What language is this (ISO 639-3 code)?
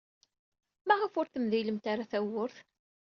kab